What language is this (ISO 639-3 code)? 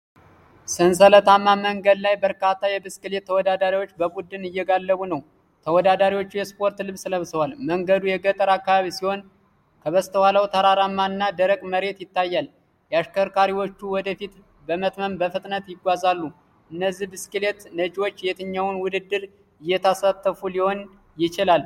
amh